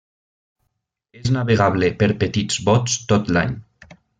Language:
Catalan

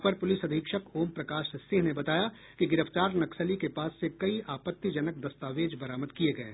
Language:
Hindi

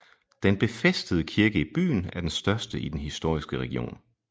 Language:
Danish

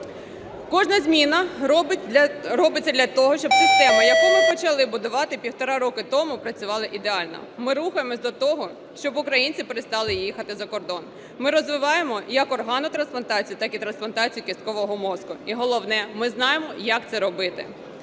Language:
Ukrainian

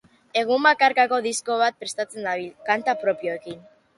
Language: Basque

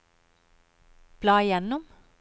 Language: Norwegian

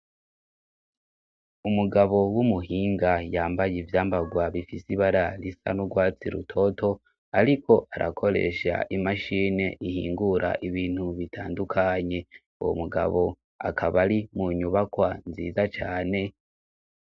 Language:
Rundi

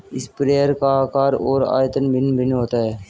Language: Hindi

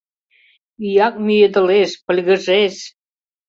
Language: Mari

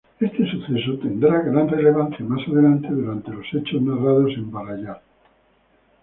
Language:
Spanish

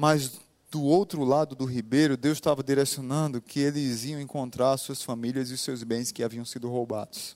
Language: Portuguese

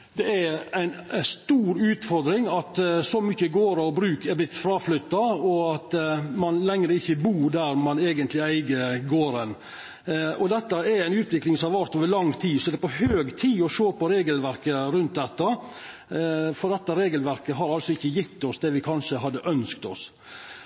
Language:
Norwegian Nynorsk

